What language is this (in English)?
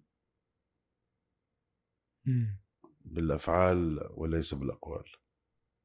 Arabic